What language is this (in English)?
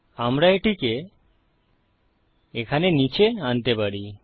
Bangla